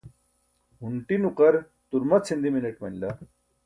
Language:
Burushaski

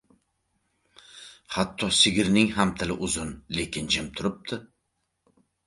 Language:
Uzbek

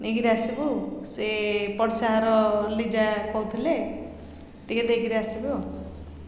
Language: Odia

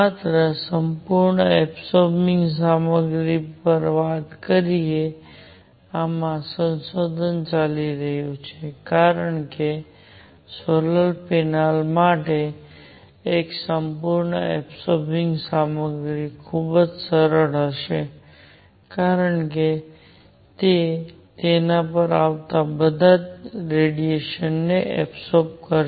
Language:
Gujarati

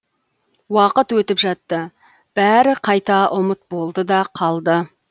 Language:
Kazakh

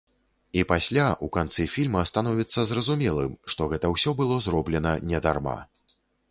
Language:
Belarusian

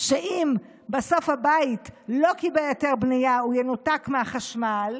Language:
Hebrew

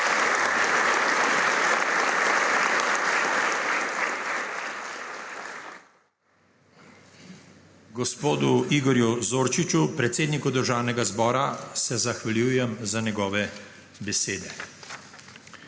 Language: Slovenian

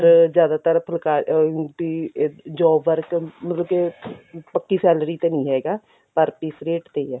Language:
Punjabi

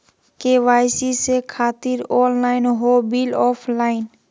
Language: Magahi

